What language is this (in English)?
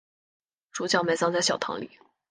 Chinese